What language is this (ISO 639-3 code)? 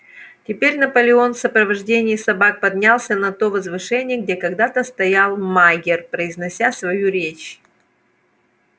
rus